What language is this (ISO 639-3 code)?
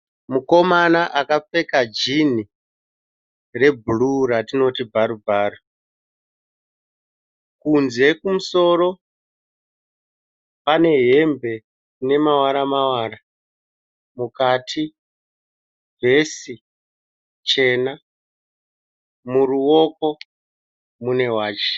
sna